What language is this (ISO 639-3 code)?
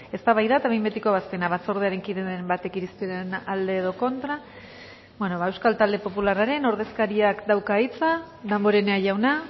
eus